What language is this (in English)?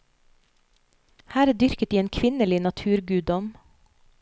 Norwegian